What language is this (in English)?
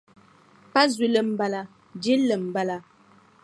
Dagbani